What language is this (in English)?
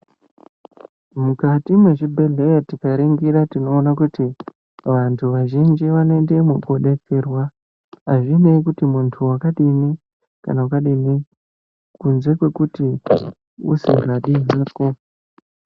Ndau